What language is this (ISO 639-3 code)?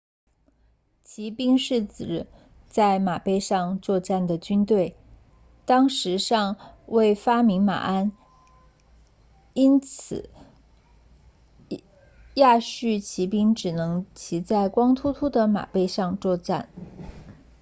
zho